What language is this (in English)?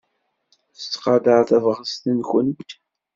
Kabyle